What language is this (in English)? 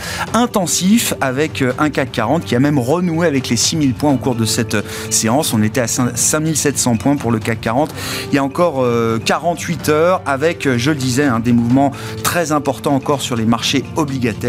French